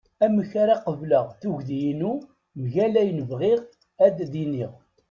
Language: Kabyle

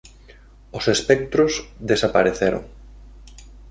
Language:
Galician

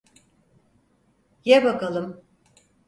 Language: Turkish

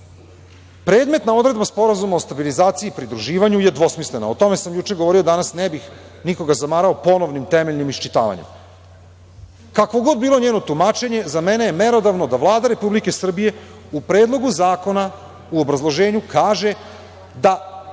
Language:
Serbian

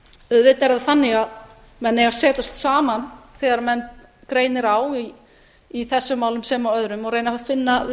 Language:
Icelandic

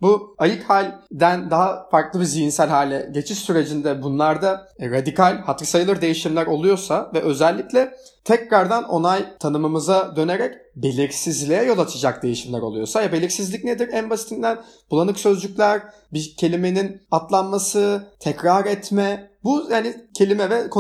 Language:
Turkish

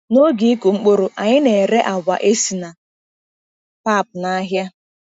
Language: Igbo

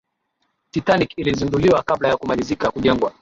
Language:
Swahili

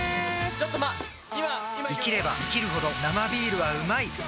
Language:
Japanese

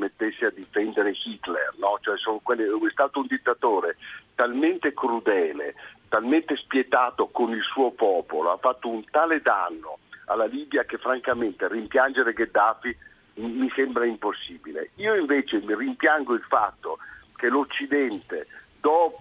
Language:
Italian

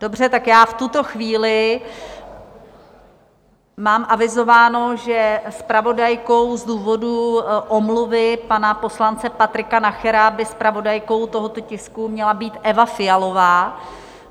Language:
Czech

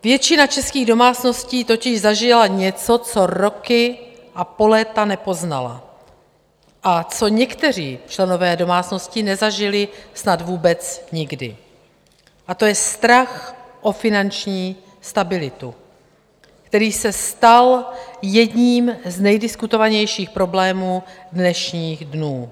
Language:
Czech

